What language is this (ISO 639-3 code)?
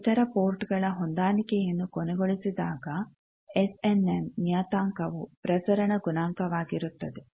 kan